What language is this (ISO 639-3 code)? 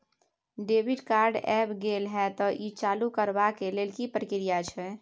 mai